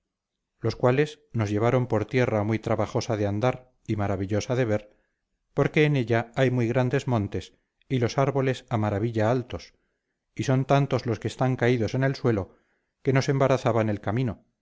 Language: Spanish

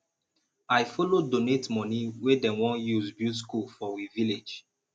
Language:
Nigerian Pidgin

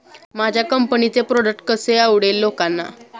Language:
Marathi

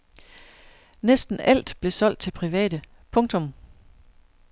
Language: Danish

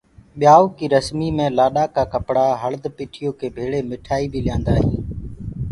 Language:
Gurgula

